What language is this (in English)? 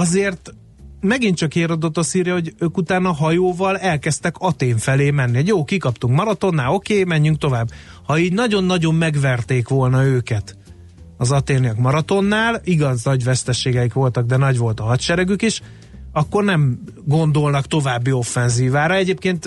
Hungarian